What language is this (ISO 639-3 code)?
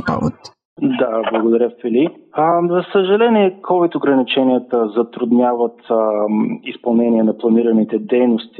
bul